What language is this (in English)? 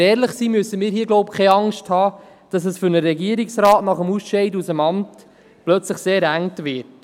Swiss German